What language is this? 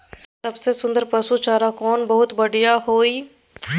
Maithili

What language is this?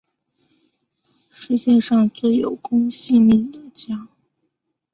Chinese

